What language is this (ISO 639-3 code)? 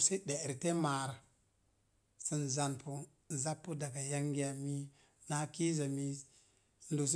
ver